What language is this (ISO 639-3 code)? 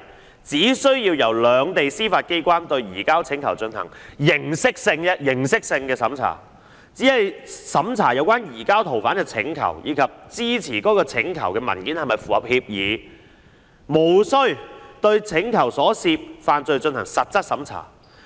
yue